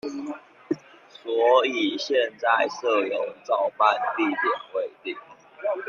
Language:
Chinese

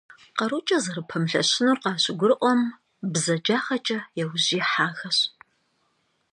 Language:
Kabardian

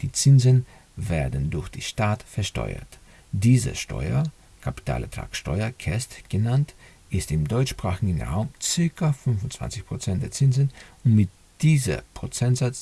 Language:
German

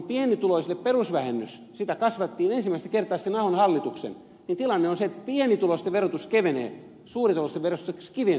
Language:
Finnish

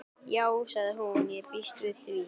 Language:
Icelandic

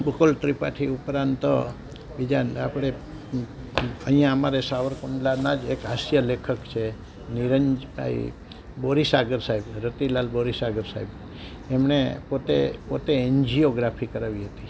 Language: Gujarati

